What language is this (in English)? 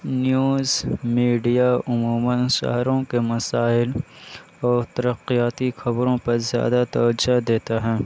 Urdu